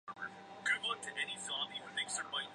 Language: Chinese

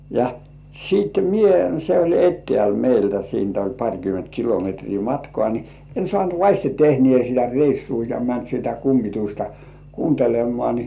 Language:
Finnish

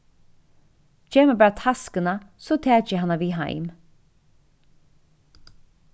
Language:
Faroese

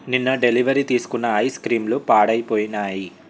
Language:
Telugu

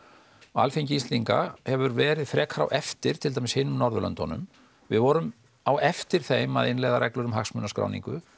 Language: Icelandic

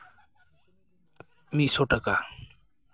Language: Santali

